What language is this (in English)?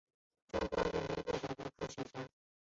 Chinese